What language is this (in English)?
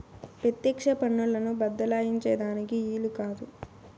Telugu